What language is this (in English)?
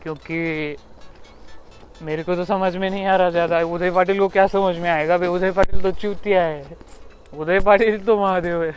Marathi